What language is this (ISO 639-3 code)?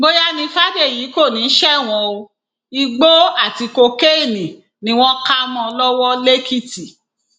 yor